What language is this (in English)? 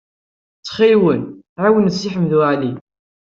Kabyle